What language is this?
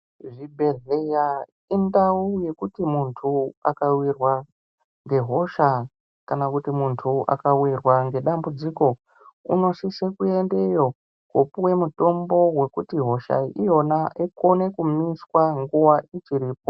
Ndau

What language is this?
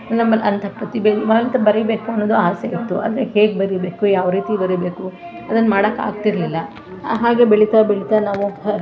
Kannada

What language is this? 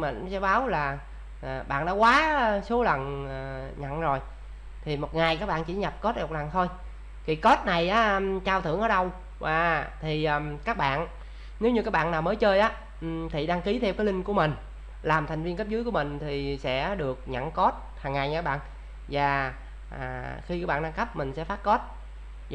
Vietnamese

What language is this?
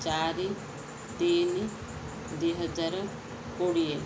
Odia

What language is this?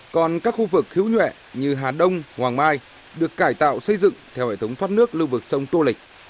Vietnamese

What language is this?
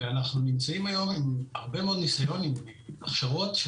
Hebrew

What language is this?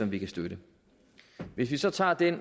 Danish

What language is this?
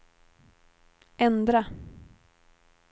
Swedish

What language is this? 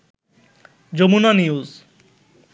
Bangla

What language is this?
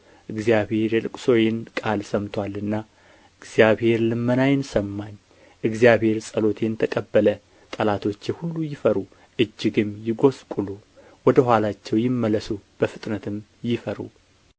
Amharic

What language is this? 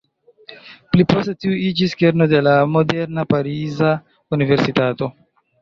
Esperanto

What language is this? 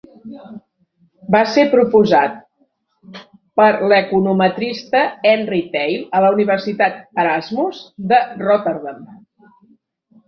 Catalan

